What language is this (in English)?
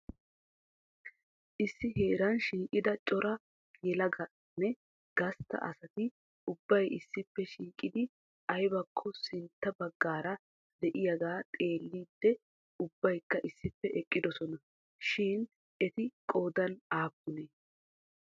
Wolaytta